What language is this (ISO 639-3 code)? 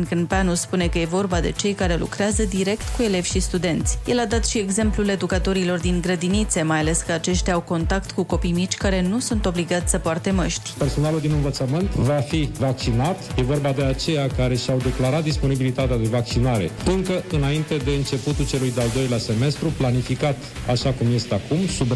ron